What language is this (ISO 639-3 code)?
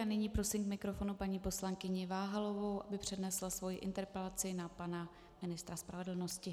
ces